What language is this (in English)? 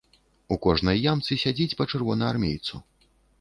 Belarusian